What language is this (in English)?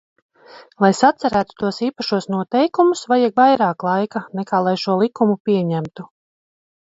Latvian